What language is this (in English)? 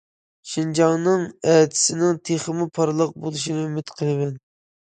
Uyghur